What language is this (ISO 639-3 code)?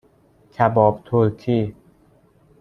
fas